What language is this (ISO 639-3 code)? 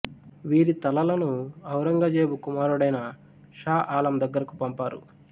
tel